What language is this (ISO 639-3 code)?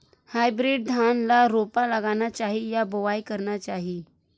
hne